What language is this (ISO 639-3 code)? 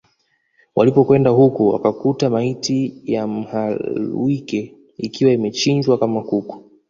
swa